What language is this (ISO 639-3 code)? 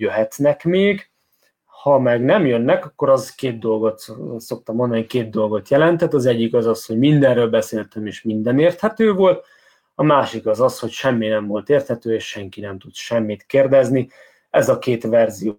hun